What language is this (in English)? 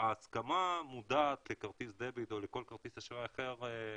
Hebrew